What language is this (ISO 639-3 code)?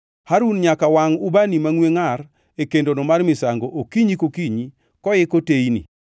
luo